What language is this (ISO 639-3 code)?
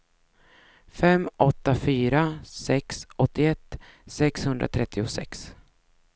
swe